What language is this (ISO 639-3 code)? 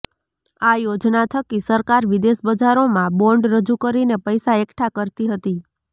guj